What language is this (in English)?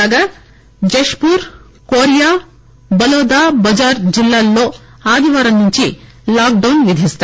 Telugu